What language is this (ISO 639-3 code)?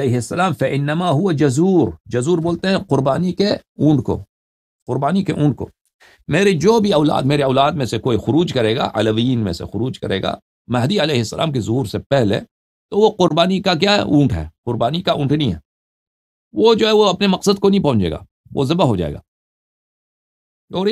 ara